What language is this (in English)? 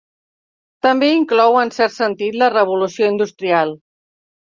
Catalan